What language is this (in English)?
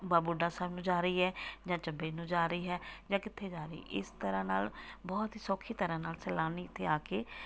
Punjabi